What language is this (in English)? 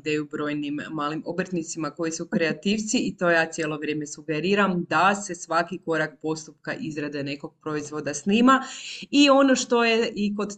Croatian